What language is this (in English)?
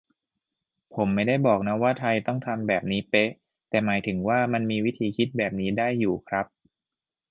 Thai